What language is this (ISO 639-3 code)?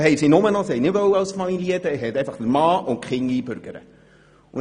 gsw